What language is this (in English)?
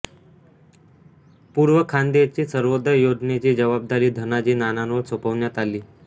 Marathi